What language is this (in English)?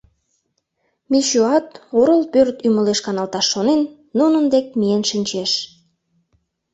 Mari